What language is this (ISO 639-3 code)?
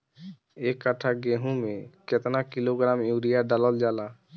bho